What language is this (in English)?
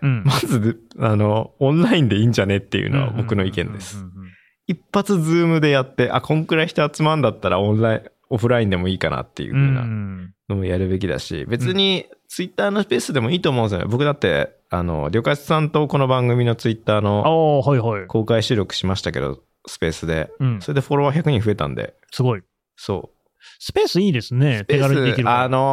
Japanese